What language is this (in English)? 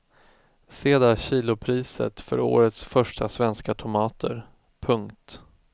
Swedish